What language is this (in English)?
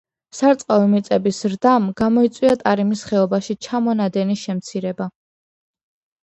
Georgian